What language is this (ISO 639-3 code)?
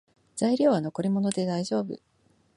jpn